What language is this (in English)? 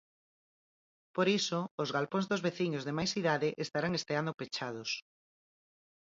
Galician